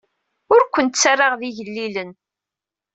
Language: Kabyle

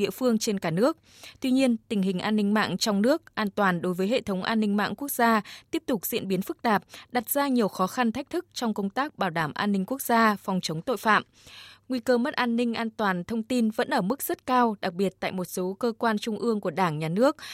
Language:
Vietnamese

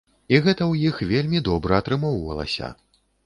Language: Belarusian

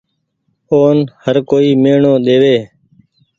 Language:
Goaria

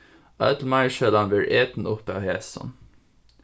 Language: Faroese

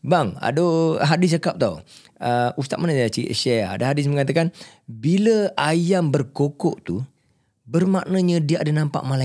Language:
Malay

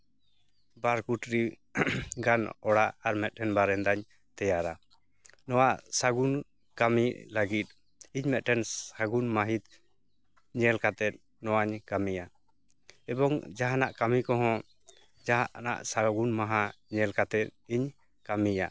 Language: Santali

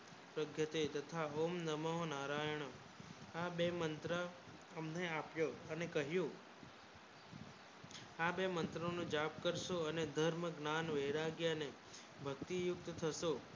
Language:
Gujarati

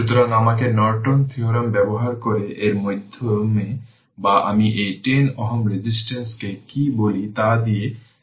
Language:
Bangla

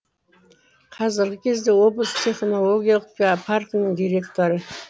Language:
Kazakh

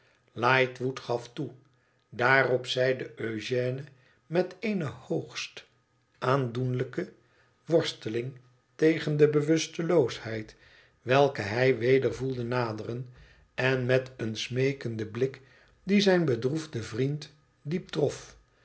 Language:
Dutch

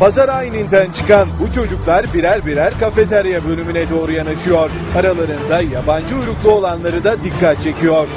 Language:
Turkish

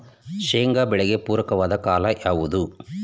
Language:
Kannada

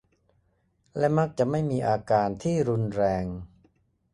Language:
Thai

